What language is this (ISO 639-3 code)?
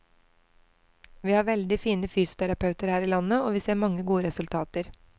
nor